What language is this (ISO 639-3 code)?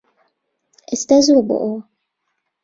ckb